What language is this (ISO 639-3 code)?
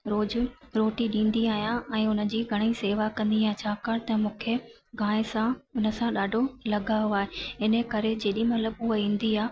snd